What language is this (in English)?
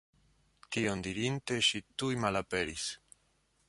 Esperanto